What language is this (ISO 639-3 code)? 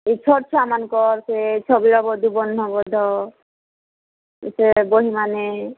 ori